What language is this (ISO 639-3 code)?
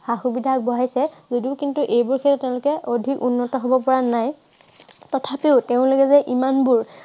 asm